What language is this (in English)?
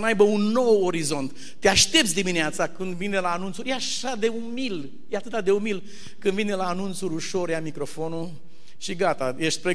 Romanian